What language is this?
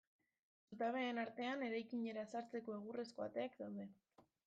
Basque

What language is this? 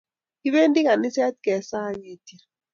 Kalenjin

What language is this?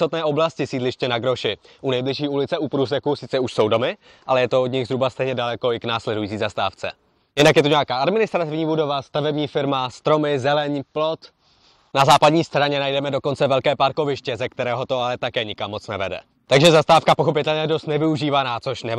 Czech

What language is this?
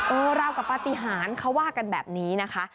Thai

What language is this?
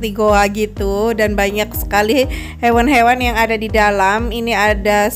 Indonesian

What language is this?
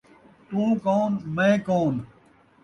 Saraiki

